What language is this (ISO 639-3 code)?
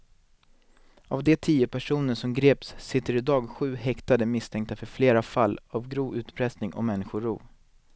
swe